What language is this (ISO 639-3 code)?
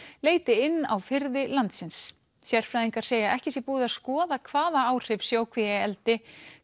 isl